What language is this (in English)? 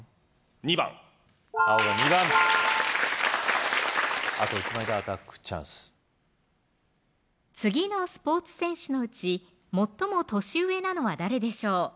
Japanese